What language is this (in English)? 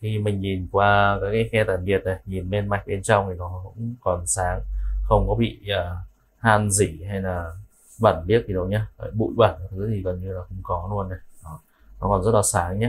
Vietnamese